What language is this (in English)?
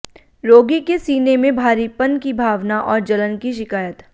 Hindi